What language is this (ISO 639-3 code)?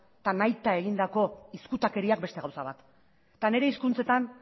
eus